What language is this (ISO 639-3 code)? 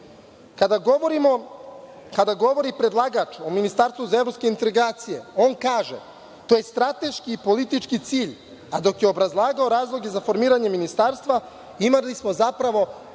srp